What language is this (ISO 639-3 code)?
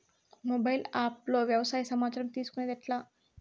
tel